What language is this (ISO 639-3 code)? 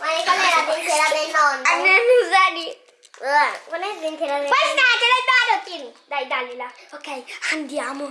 ita